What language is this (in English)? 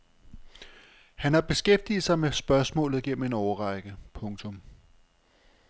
Danish